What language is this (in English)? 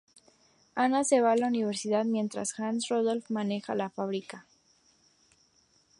Spanish